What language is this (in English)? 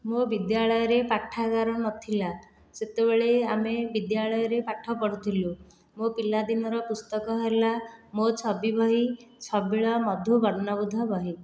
Odia